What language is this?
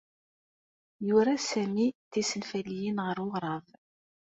Kabyle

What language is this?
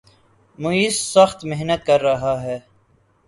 Urdu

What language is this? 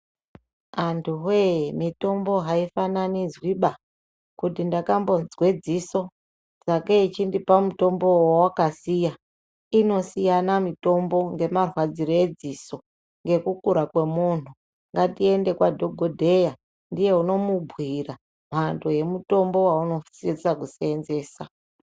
Ndau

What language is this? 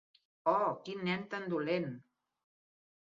Catalan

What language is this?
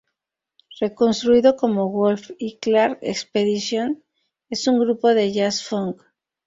Spanish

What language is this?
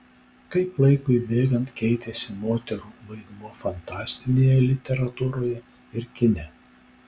Lithuanian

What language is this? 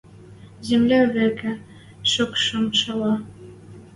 Western Mari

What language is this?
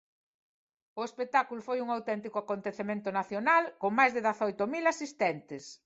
Galician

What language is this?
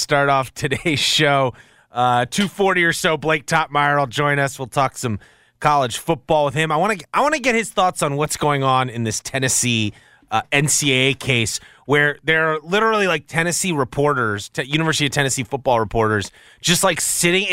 English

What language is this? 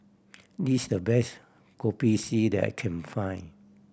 English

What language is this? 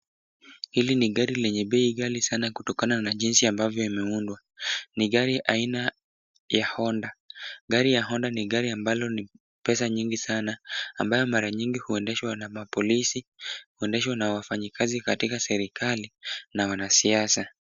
Swahili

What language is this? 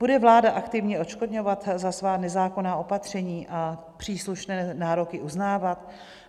Czech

